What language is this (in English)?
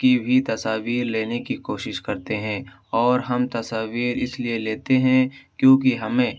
Urdu